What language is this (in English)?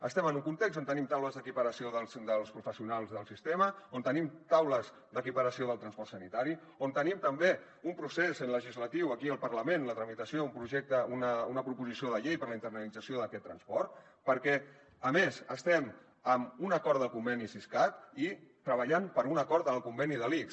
Catalan